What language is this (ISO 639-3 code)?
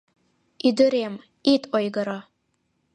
chm